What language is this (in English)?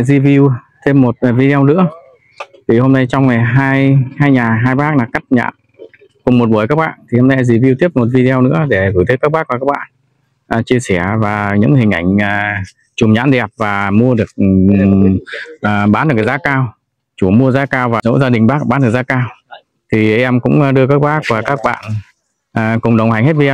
Vietnamese